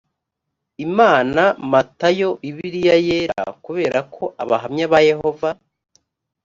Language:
Kinyarwanda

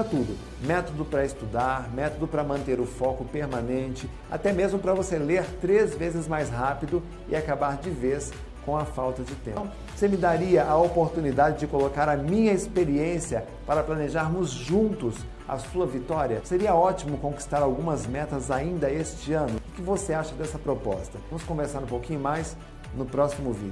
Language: Portuguese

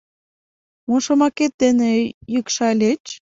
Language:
Mari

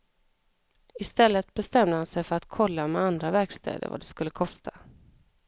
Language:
Swedish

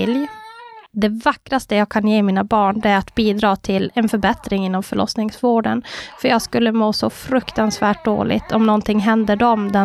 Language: Swedish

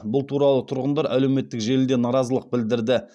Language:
Kazakh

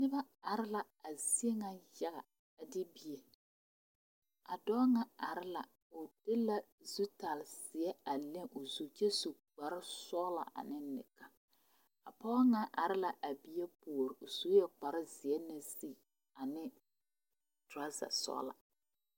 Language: Southern Dagaare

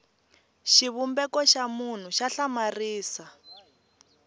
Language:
Tsonga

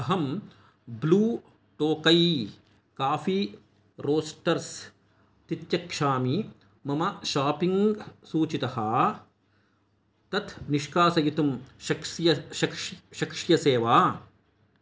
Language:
Sanskrit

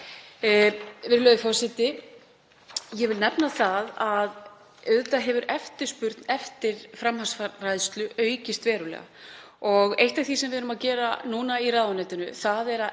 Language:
Icelandic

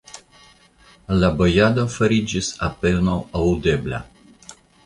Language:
Esperanto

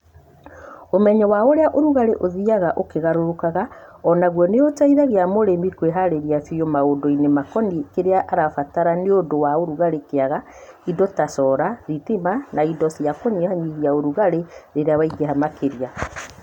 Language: Kikuyu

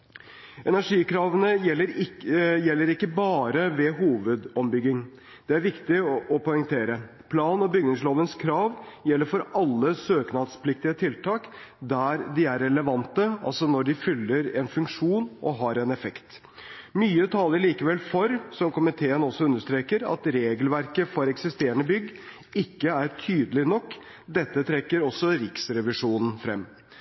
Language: Norwegian Bokmål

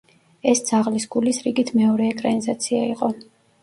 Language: Georgian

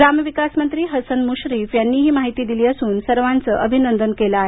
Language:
Marathi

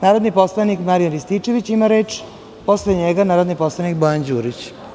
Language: Serbian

